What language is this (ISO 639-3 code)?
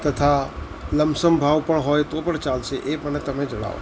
guj